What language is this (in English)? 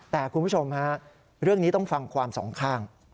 Thai